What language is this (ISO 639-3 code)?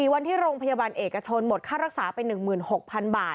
tha